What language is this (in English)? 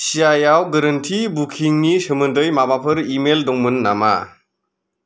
Bodo